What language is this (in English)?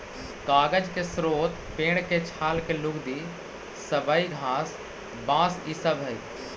Magahi